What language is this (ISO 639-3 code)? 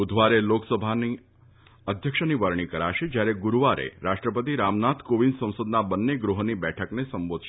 guj